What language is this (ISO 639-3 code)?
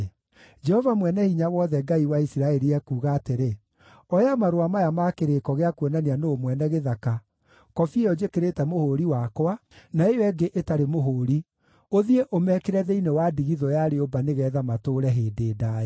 kik